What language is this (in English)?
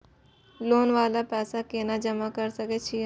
Maithili